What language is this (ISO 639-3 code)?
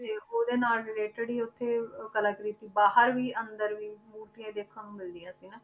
pan